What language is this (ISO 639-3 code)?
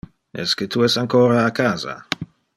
ina